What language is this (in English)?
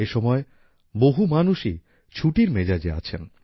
Bangla